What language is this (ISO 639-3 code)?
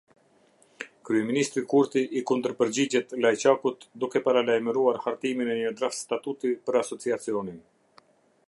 sqi